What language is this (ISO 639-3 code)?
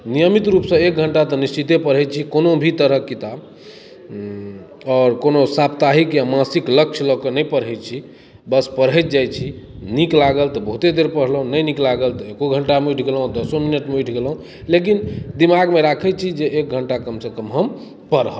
mai